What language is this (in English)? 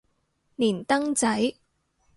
Cantonese